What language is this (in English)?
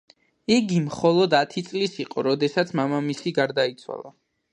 Georgian